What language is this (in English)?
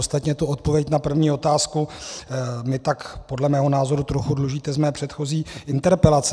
Czech